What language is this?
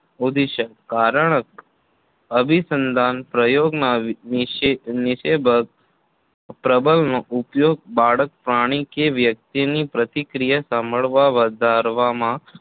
Gujarati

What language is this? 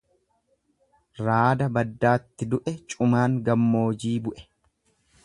Oromo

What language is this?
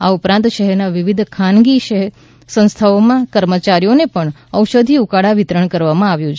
Gujarati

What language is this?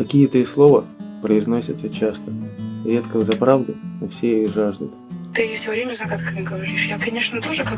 Russian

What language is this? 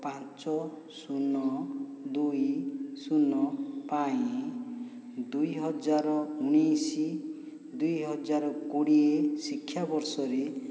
Odia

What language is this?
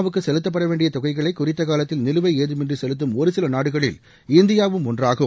Tamil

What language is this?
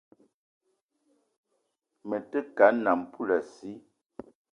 Eton (Cameroon)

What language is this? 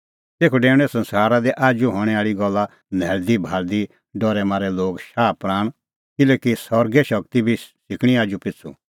Kullu Pahari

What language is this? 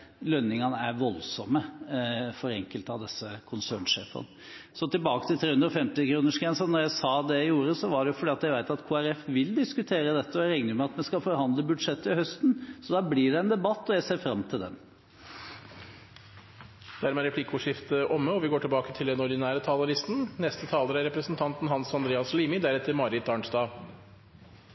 Norwegian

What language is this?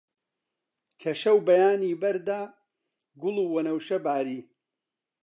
Central Kurdish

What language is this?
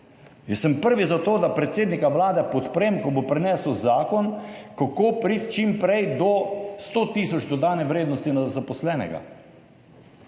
Slovenian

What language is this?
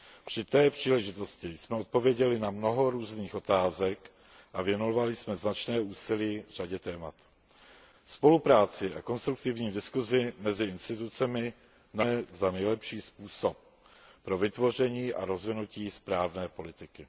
Czech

